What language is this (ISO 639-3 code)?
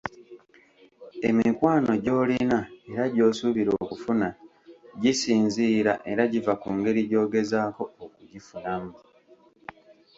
lug